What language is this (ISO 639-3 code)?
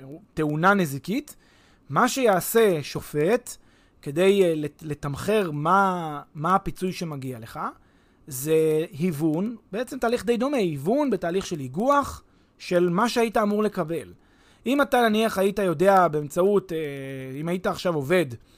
heb